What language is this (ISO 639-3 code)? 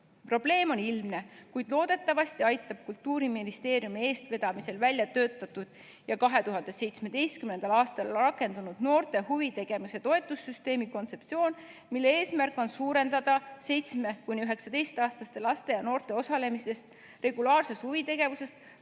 est